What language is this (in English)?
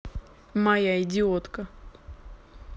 Russian